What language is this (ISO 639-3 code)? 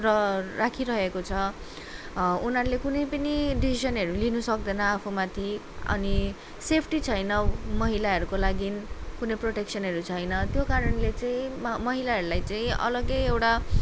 nep